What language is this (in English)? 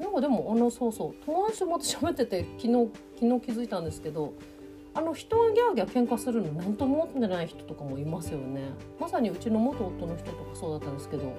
Japanese